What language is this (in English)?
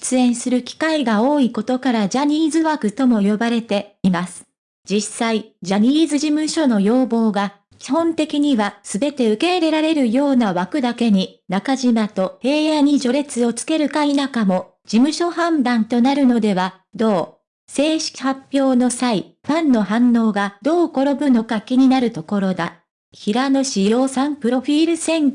Japanese